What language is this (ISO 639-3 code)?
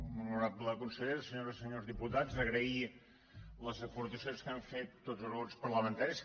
cat